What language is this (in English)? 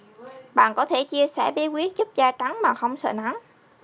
Vietnamese